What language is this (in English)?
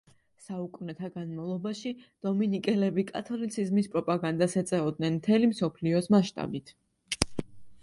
Georgian